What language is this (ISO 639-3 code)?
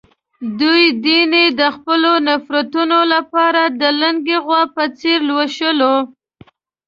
pus